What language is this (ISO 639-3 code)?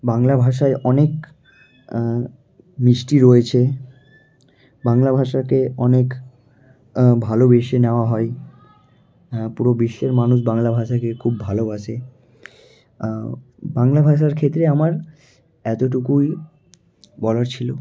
ben